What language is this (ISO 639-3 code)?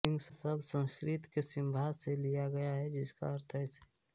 hin